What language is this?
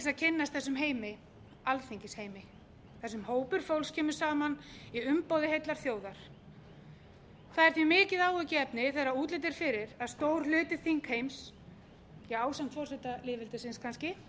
Icelandic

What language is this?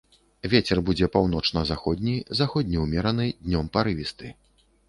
Belarusian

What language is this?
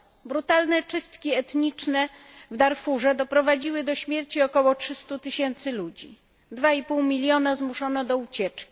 Polish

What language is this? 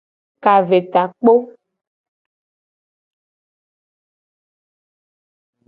Gen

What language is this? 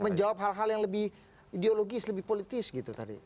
Indonesian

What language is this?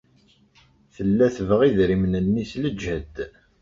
Kabyle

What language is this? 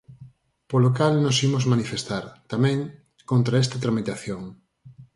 Galician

